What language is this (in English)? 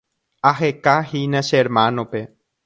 Guarani